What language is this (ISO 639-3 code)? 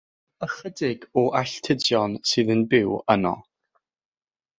cym